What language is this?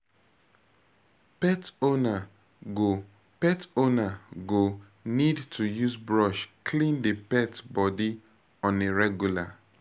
Nigerian Pidgin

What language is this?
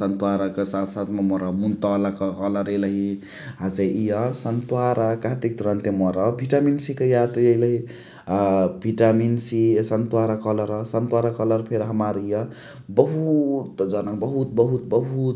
Chitwania Tharu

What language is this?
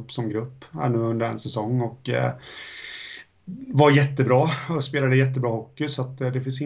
Swedish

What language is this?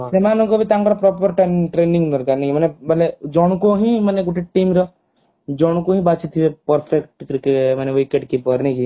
Odia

